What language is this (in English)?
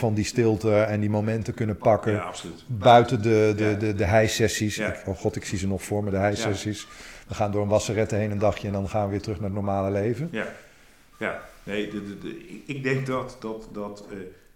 Dutch